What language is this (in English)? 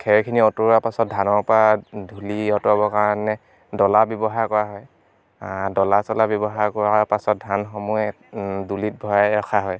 Assamese